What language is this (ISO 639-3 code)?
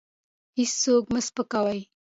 pus